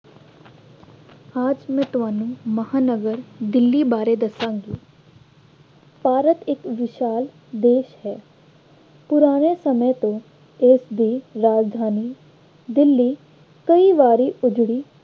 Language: Punjabi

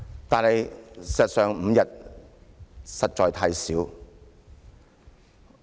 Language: Cantonese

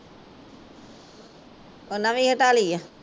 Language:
Punjabi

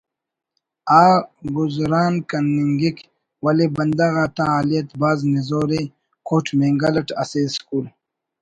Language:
Brahui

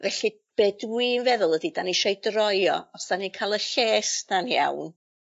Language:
Welsh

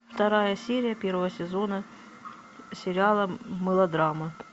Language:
Russian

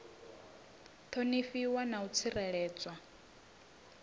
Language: Venda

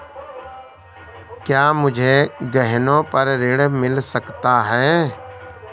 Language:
Hindi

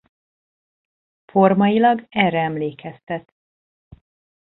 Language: Hungarian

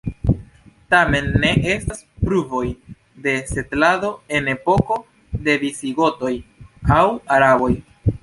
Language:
Esperanto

